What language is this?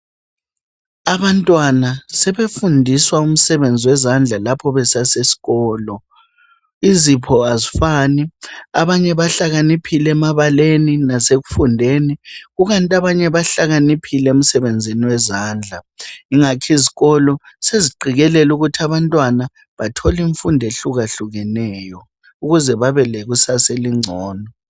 North Ndebele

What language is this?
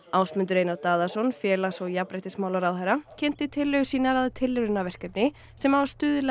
Icelandic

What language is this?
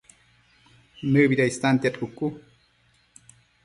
Matsés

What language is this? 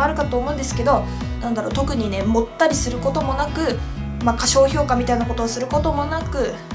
Japanese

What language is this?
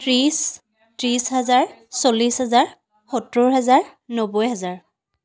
Assamese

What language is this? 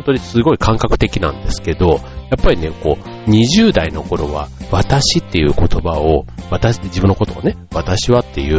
Japanese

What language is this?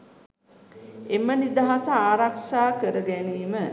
Sinhala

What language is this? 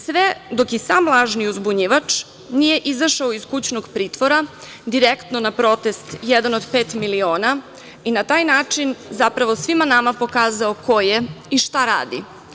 Serbian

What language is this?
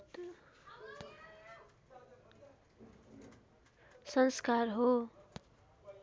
Nepali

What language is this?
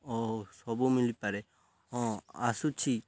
Odia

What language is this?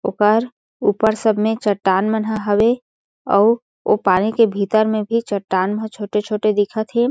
Chhattisgarhi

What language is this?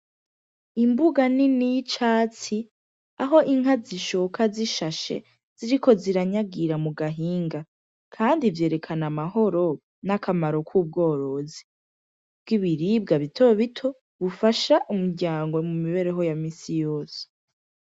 Rundi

